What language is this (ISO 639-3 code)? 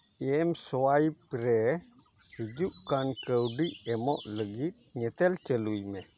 sat